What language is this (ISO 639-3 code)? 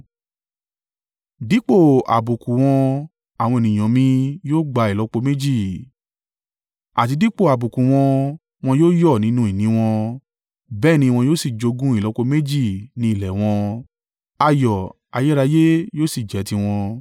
yor